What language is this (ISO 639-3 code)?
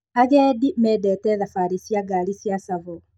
kik